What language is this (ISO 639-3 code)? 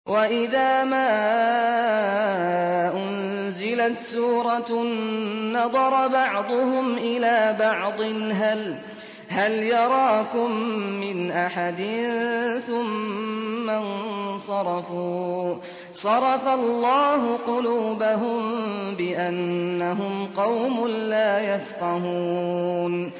ara